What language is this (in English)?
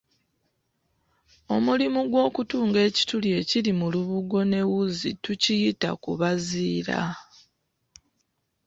Ganda